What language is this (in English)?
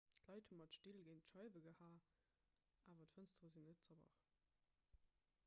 Luxembourgish